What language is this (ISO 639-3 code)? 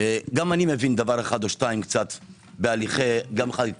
heb